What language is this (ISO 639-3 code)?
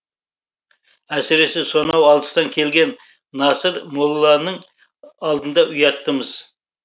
kaz